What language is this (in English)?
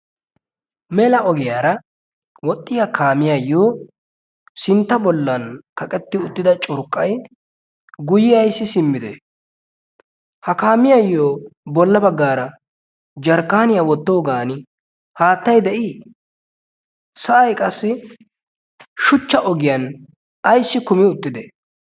Wolaytta